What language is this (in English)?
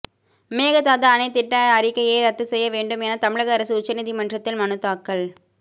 Tamil